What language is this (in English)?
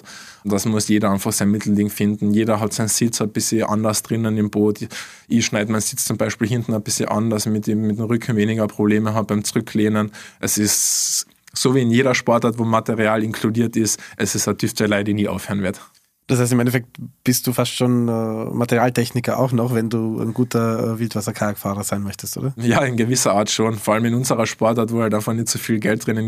German